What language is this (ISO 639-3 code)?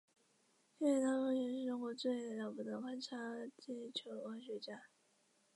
zho